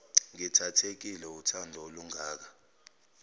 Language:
Zulu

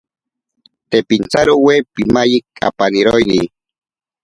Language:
Ashéninka Perené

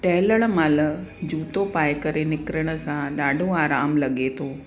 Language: Sindhi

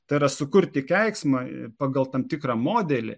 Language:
Lithuanian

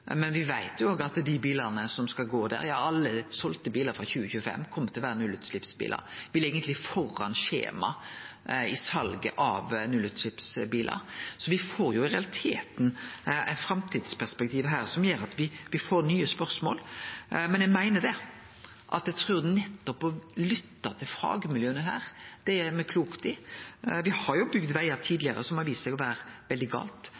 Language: Norwegian Nynorsk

